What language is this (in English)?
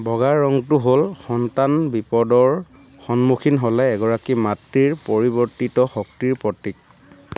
Assamese